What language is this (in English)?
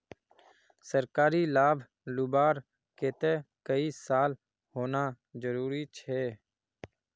Magahi